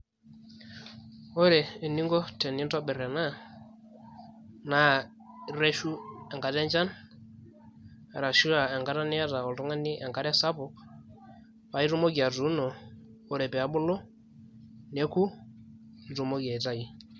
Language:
Masai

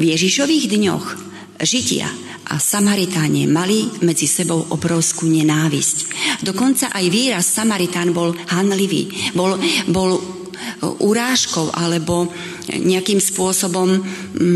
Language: Slovak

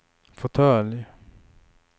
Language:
Swedish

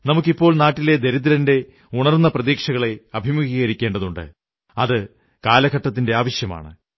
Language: Malayalam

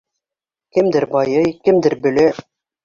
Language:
Bashkir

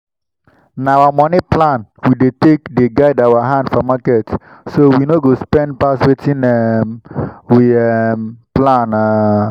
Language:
Nigerian Pidgin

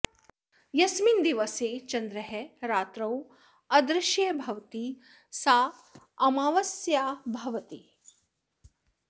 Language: Sanskrit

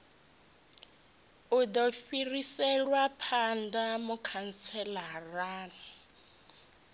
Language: Venda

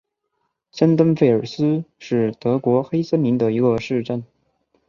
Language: Chinese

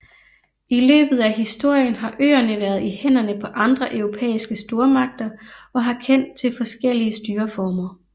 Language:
Danish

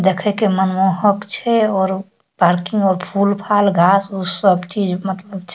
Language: Maithili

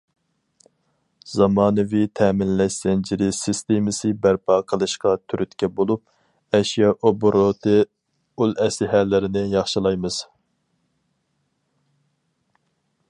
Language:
Uyghur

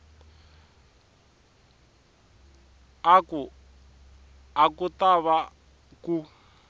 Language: Tsonga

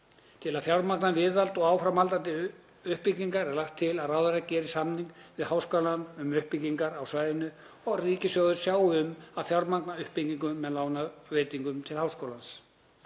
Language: Icelandic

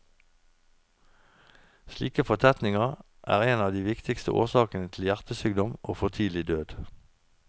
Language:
Norwegian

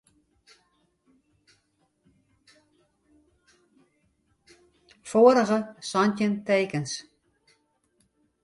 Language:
Western Frisian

